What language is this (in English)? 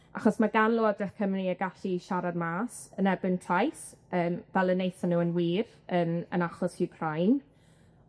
Welsh